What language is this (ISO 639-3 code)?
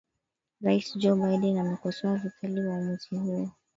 swa